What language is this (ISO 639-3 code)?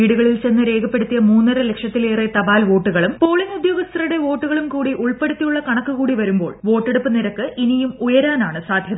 mal